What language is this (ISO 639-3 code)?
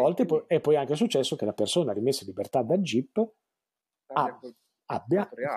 ita